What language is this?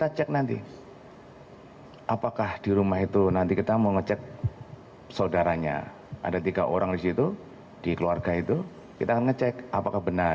Indonesian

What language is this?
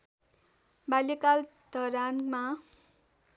Nepali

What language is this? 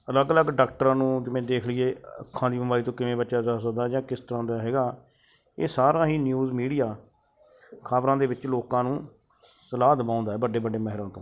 Punjabi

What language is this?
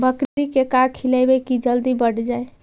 Magahi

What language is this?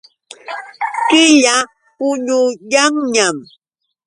Yauyos Quechua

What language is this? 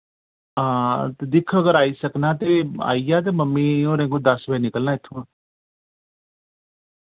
Dogri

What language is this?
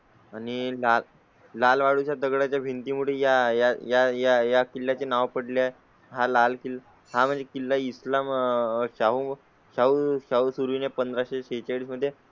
Marathi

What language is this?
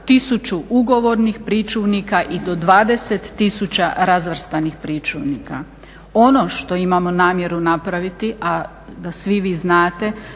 Croatian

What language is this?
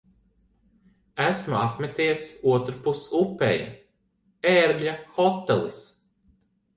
Latvian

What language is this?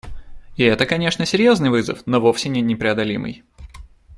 Russian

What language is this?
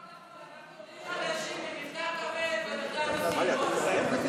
Hebrew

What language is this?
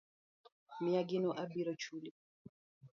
Luo (Kenya and Tanzania)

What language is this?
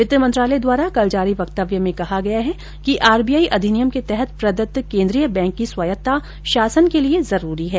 Hindi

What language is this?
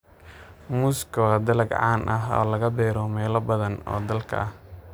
Somali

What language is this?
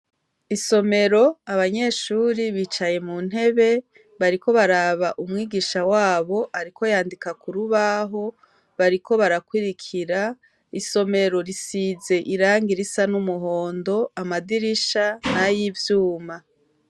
Rundi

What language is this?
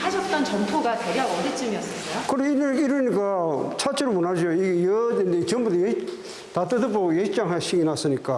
Korean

